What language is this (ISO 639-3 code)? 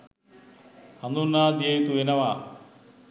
sin